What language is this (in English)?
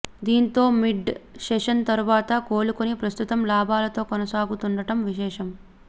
Telugu